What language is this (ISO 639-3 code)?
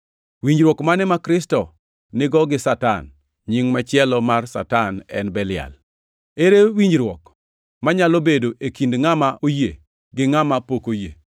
luo